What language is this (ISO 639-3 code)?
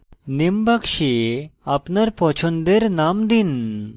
ben